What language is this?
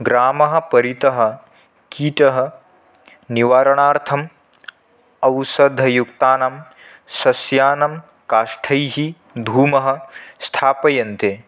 Sanskrit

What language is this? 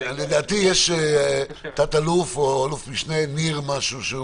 Hebrew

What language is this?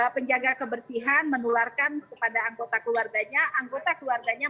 Indonesian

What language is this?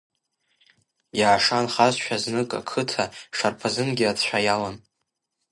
Abkhazian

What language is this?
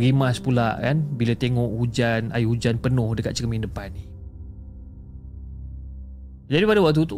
Malay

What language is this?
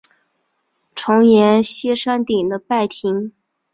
Chinese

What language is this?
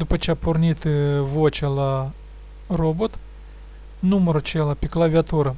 Romanian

